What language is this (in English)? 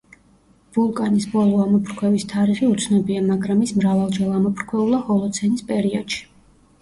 Georgian